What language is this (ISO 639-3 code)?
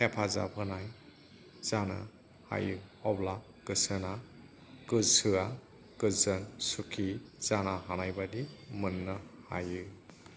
brx